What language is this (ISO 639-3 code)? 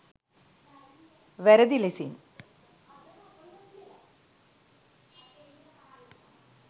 sin